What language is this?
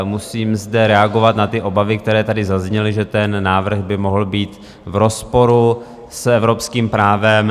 Czech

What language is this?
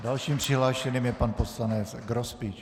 Czech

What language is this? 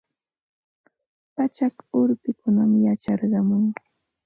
Ambo-Pasco Quechua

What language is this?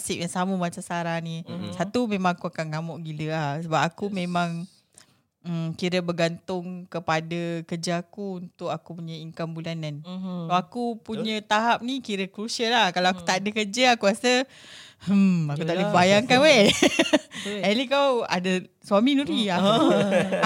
Malay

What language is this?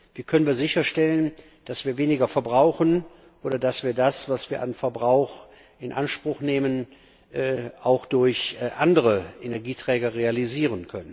German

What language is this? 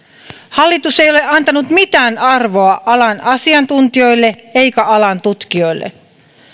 Finnish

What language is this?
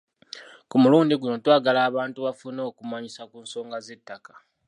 Ganda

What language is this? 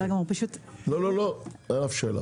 Hebrew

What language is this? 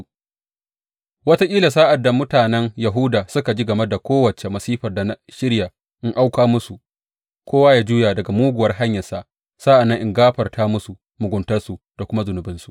Hausa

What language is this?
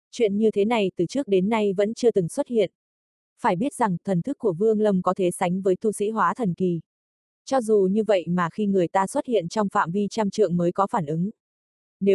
Vietnamese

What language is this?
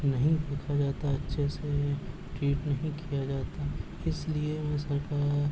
Urdu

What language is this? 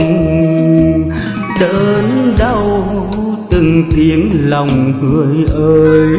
Vietnamese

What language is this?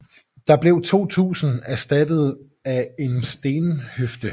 Danish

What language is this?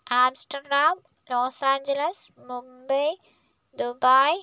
Malayalam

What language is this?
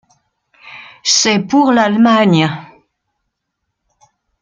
French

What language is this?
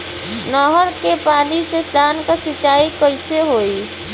Bhojpuri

